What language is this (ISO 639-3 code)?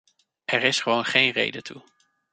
nld